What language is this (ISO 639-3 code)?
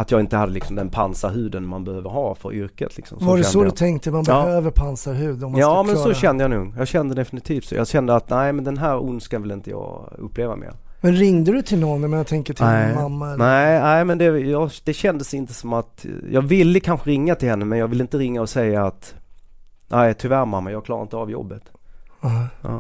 swe